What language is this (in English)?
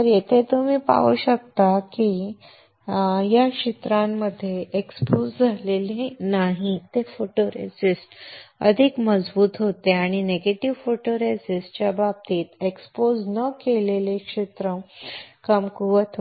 Marathi